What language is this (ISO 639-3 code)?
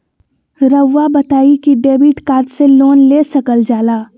mag